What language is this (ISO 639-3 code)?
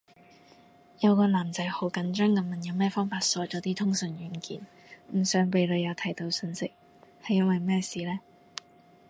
yue